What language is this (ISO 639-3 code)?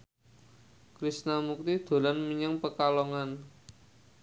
jav